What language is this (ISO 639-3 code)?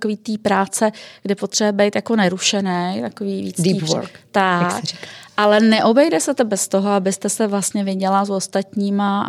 ces